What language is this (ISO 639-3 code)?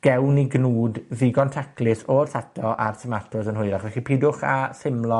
cym